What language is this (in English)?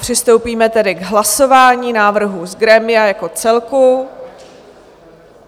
Czech